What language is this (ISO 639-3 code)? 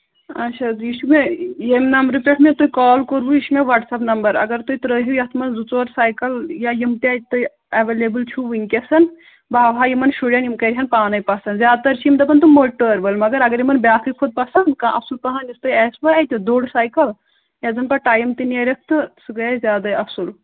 kas